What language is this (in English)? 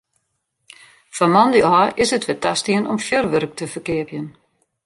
Western Frisian